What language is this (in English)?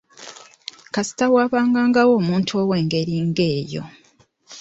Ganda